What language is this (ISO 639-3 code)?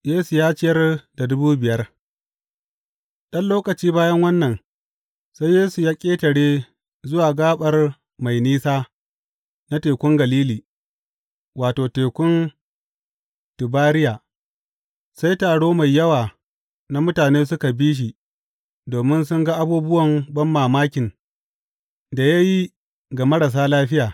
hau